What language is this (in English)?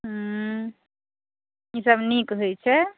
Maithili